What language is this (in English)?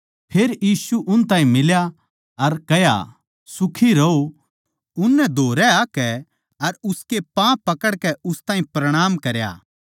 Haryanvi